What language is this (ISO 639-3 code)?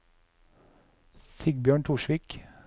nor